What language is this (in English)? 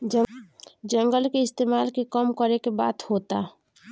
Bhojpuri